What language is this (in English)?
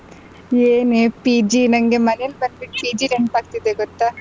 Kannada